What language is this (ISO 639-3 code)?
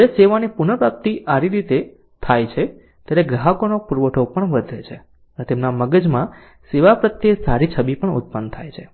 guj